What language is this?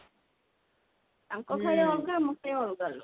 Odia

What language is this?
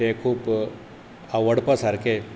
Konkani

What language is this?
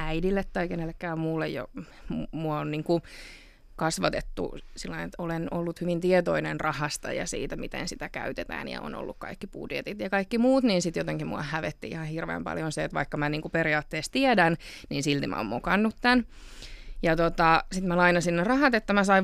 Finnish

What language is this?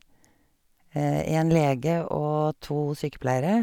Norwegian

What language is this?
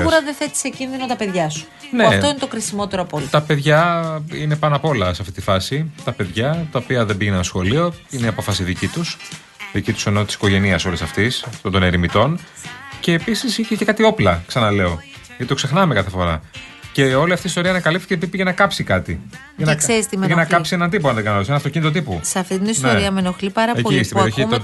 Greek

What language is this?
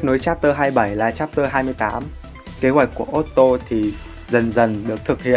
Vietnamese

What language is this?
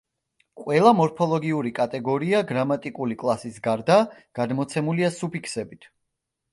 Georgian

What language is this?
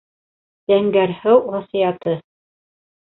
Bashkir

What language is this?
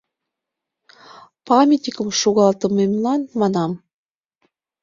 Mari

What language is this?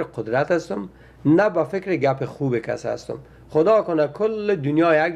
Persian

